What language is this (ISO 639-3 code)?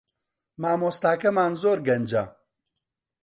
ckb